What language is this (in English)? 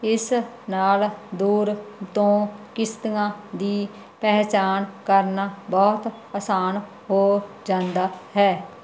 Punjabi